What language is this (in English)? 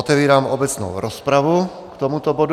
Czech